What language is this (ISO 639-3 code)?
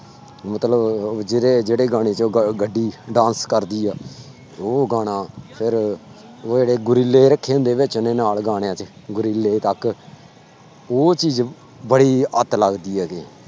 pan